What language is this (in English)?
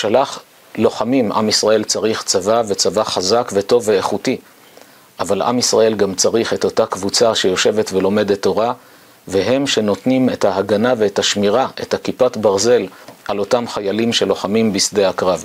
Hebrew